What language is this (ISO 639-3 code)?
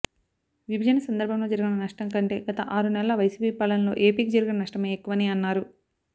tel